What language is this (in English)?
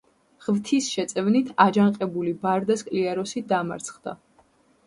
Georgian